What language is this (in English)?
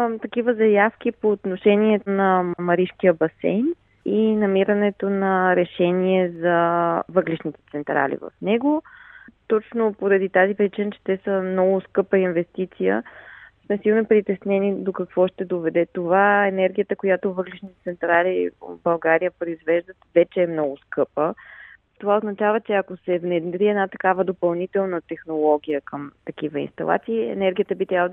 Bulgarian